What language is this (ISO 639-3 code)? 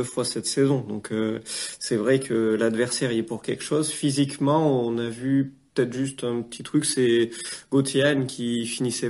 fra